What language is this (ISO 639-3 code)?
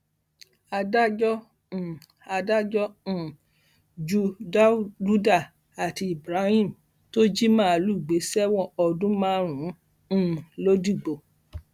yor